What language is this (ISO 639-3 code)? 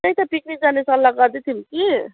nep